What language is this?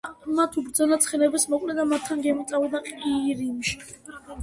Georgian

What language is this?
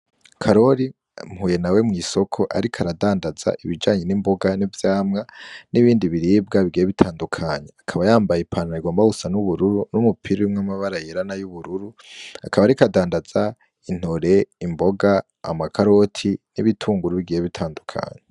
Rundi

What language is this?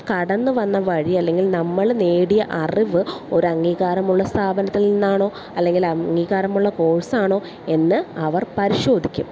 Malayalam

